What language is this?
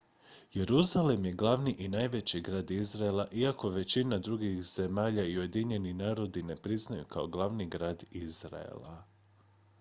Croatian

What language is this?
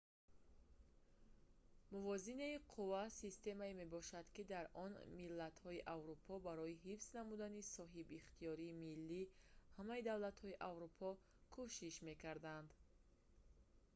Tajik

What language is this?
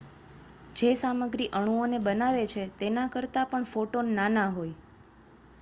Gujarati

